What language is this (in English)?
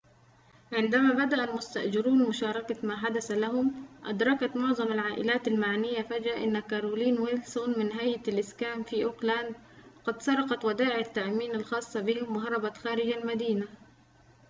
Arabic